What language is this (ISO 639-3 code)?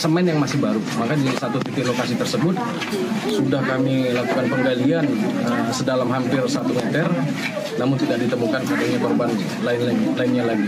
ind